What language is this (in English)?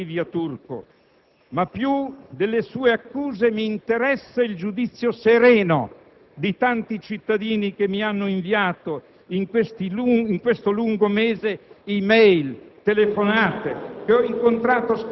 Italian